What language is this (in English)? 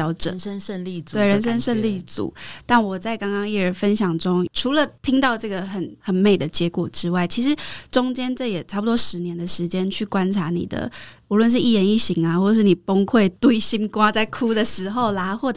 Chinese